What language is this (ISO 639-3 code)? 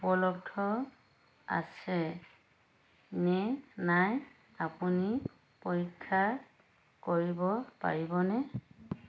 asm